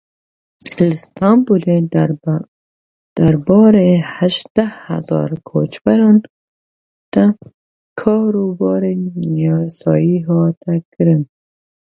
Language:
Kurdish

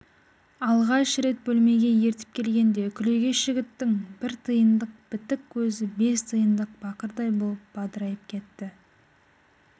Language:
Kazakh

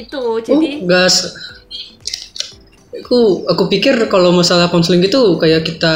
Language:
Indonesian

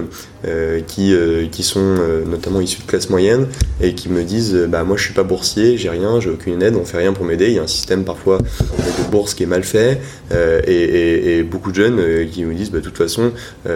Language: French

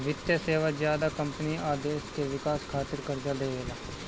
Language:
Bhojpuri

